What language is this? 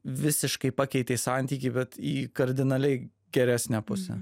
Lithuanian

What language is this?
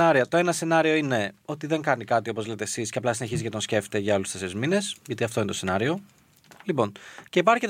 Greek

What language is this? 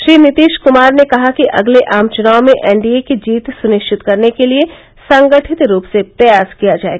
Hindi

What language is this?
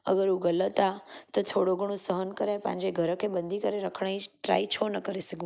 Sindhi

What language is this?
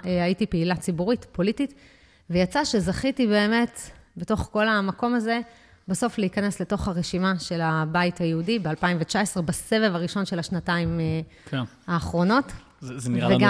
Hebrew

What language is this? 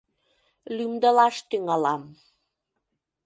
Mari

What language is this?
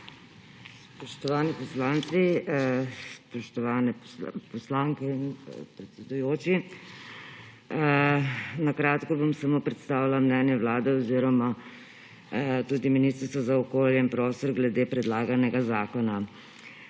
Slovenian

